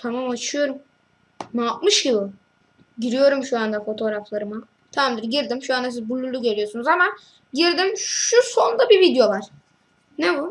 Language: Turkish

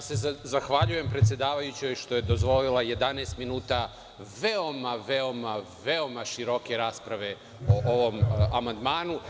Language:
Serbian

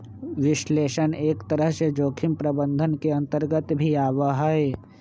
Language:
Magahi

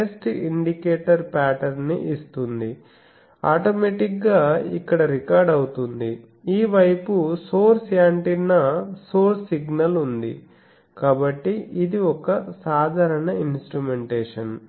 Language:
Telugu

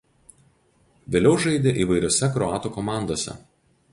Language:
Lithuanian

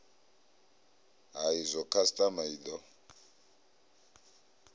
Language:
Venda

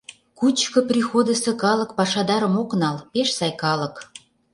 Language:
Mari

